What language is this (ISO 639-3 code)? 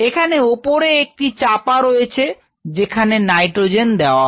ben